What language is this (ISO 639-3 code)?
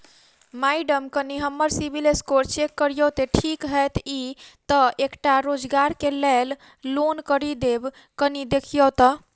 mai